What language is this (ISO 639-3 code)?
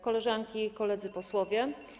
pol